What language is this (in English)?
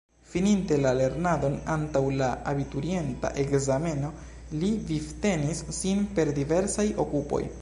Esperanto